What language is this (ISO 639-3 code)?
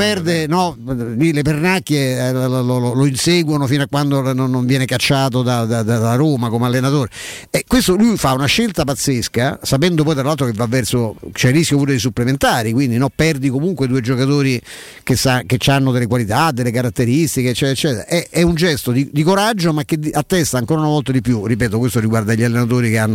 ita